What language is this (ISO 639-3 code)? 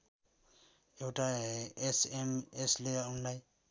nep